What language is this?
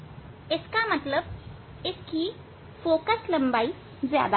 Hindi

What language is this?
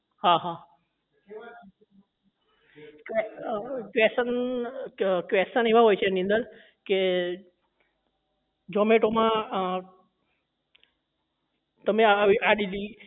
Gujarati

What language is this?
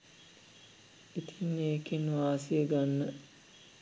Sinhala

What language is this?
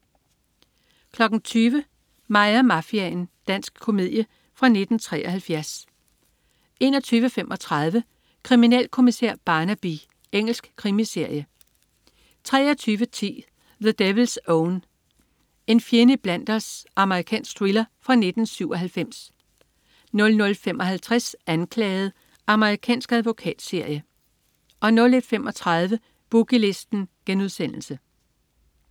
Danish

